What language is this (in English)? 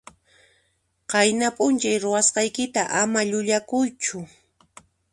Puno Quechua